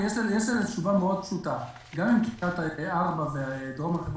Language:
Hebrew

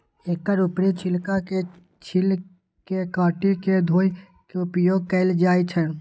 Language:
Maithili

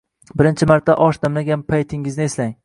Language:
Uzbek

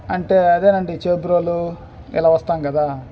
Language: Telugu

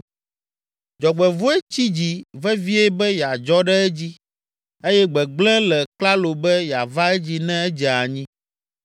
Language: Ewe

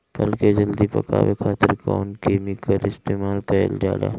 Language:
Bhojpuri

